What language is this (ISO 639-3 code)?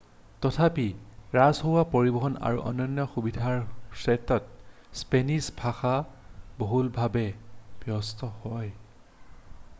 asm